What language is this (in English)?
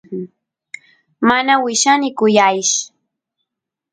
Santiago del Estero Quichua